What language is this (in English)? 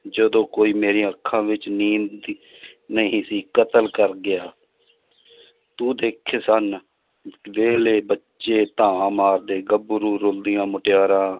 Punjabi